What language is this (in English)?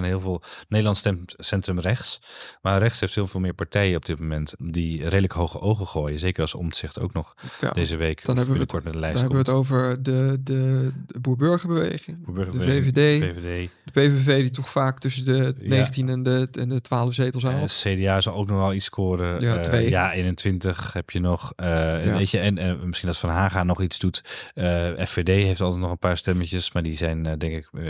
Dutch